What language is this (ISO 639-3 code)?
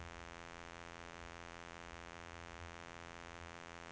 nor